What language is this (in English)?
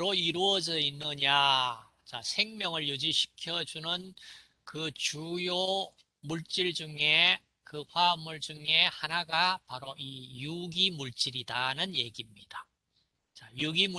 Korean